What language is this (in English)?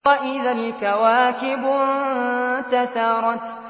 Arabic